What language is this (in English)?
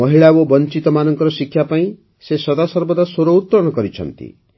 Odia